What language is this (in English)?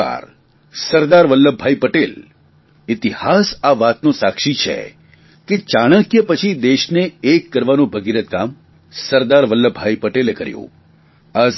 Gujarati